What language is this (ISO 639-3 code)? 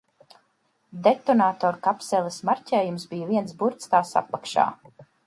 lav